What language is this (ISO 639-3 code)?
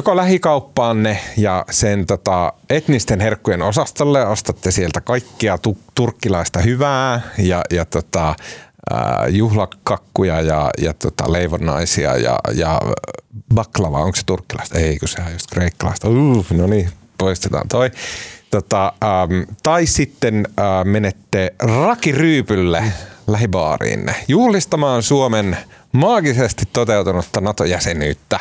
fin